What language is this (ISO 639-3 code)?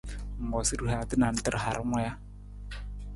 nmz